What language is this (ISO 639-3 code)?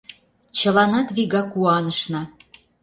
chm